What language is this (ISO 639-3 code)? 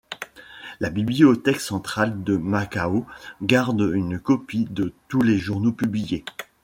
fra